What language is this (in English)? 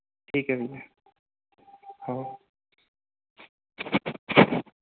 Hindi